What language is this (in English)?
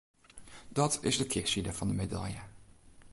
Western Frisian